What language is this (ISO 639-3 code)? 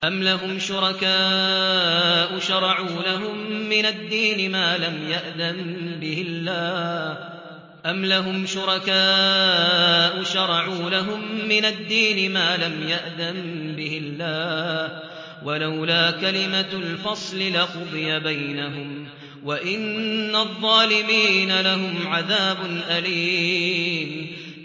ara